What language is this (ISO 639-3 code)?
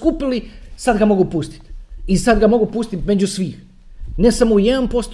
hrv